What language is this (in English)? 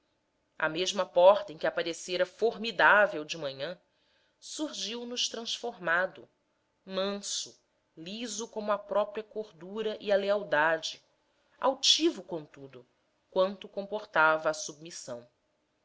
Portuguese